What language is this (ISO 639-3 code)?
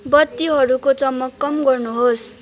nep